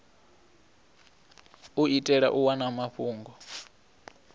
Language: Venda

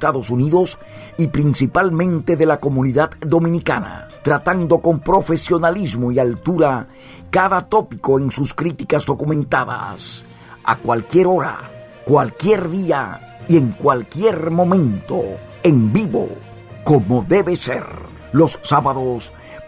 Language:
Spanish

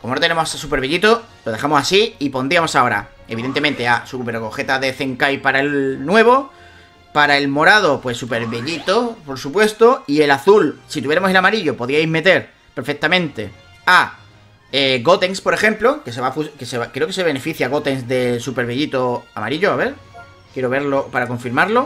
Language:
Spanish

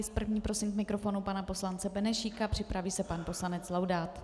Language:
Czech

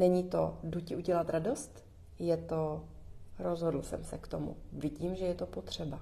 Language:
Czech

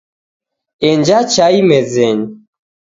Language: Taita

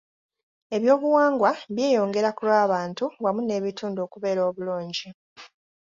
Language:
Ganda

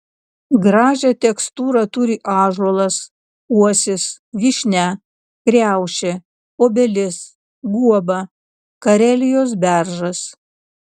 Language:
Lithuanian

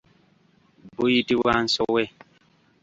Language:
Ganda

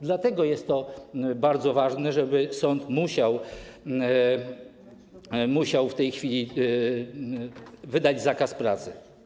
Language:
Polish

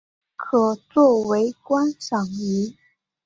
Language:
Chinese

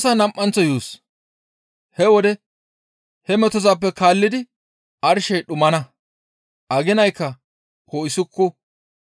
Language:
Gamo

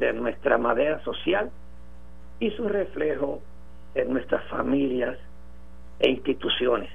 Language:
Spanish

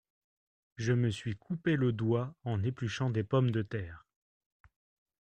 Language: French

